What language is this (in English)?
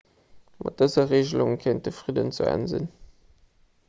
Luxembourgish